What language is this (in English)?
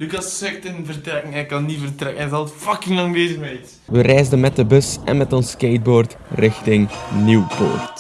Dutch